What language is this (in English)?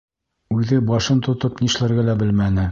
Bashkir